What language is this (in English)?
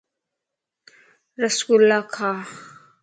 Lasi